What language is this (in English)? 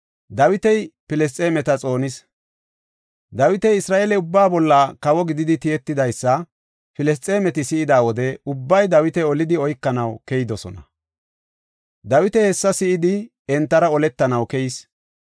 Gofa